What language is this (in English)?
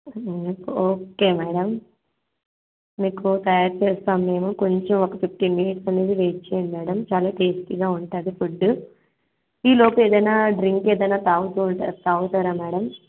Telugu